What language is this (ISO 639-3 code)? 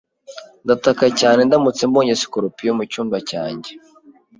kin